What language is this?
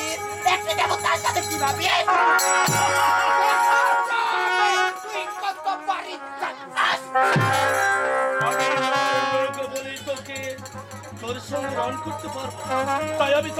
Korean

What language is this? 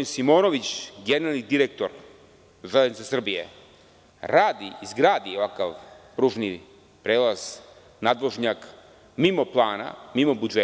Serbian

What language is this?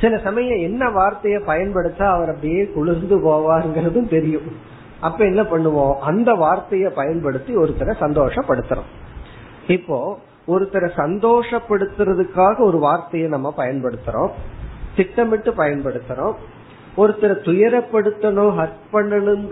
Tamil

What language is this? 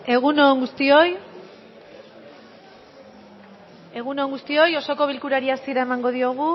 Basque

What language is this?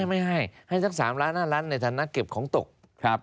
Thai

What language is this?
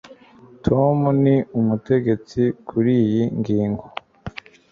Kinyarwanda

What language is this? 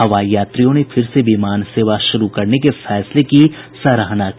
Hindi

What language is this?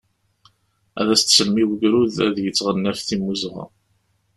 Kabyle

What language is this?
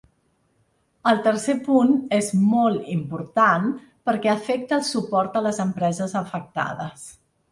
Catalan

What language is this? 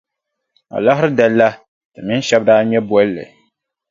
Dagbani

